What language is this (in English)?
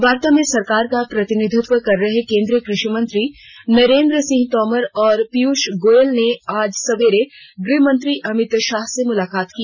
Hindi